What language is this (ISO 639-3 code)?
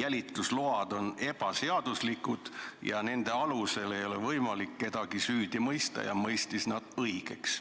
est